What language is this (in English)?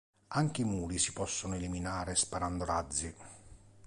Italian